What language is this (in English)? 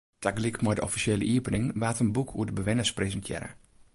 Western Frisian